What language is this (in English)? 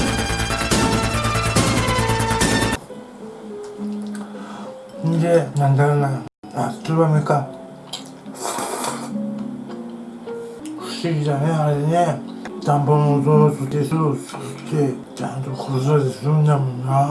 Japanese